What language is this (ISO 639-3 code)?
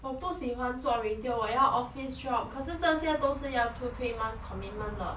eng